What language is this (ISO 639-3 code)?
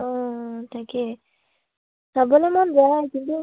asm